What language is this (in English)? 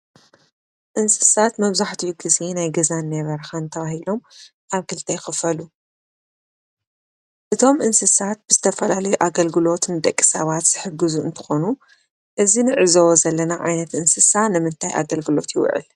Tigrinya